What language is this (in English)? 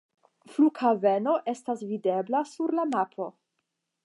Esperanto